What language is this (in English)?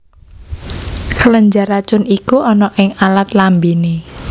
Javanese